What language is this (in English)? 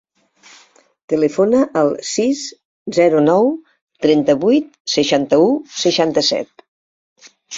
Catalan